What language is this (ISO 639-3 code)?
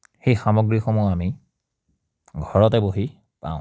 asm